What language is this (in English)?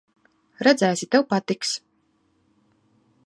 Latvian